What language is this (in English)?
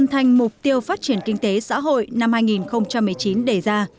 Vietnamese